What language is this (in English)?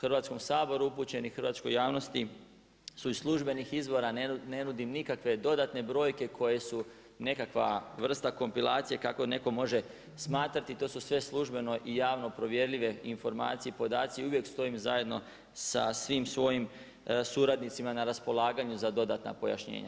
Croatian